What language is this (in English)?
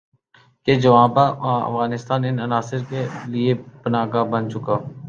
Urdu